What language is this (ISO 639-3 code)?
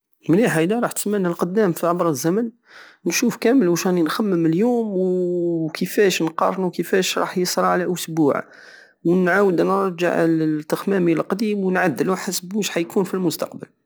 aao